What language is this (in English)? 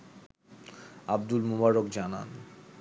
Bangla